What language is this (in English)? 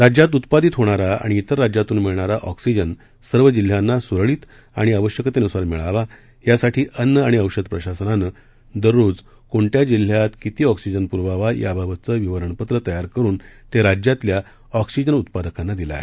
Marathi